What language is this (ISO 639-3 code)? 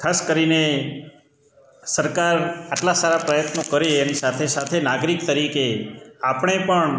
guj